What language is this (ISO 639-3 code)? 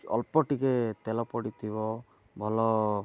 ori